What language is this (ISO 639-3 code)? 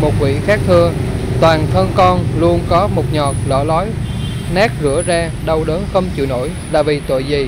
vie